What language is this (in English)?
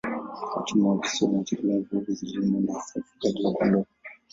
Swahili